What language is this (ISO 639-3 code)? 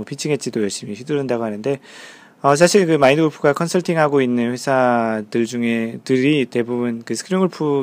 kor